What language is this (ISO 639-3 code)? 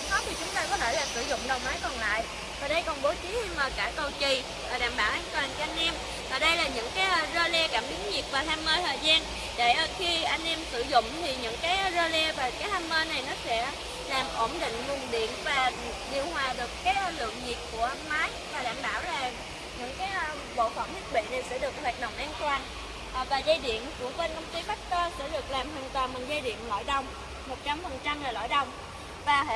vie